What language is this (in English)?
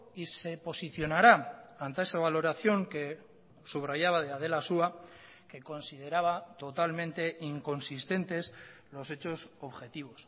Spanish